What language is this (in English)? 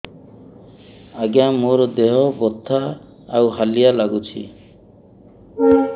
Odia